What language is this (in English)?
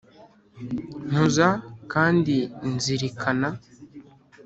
Kinyarwanda